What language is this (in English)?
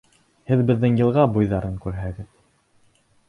Bashkir